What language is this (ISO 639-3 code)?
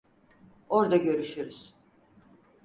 tur